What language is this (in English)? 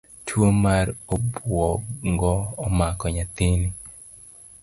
Luo (Kenya and Tanzania)